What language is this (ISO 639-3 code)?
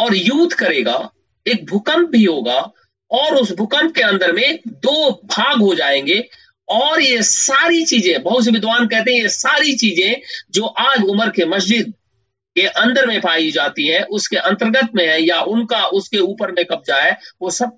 hin